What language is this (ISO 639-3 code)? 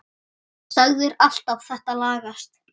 isl